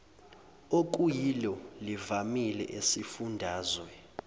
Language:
Zulu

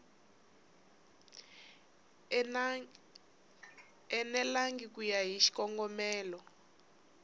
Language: Tsonga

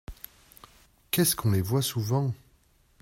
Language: French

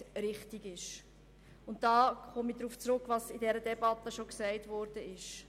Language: Swiss German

